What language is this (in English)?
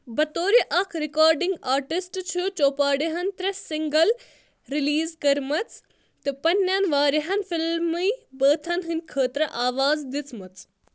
Kashmiri